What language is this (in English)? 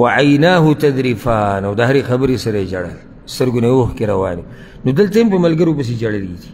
Arabic